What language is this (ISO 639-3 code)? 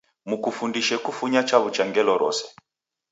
dav